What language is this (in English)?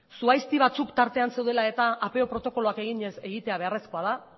Basque